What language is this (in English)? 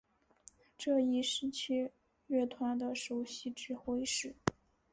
Chinese